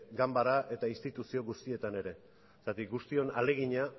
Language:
Basque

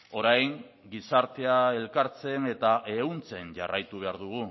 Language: Basque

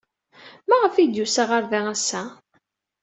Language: Kabyle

